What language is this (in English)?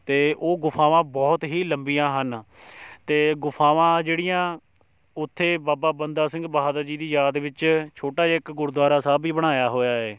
Punjabi